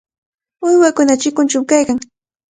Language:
Cajatambo North Lima Quechua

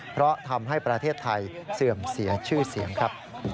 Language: Thai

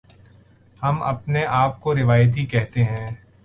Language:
Urdu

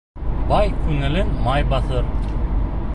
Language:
Bashkir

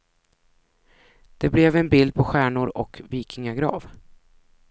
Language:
Swedish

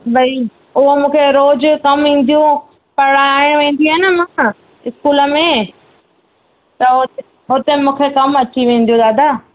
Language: Sindhi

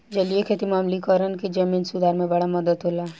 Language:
Bhojpuri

